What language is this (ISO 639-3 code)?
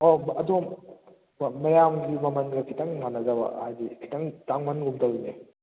mni